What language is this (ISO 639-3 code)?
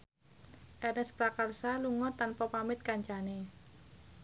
jav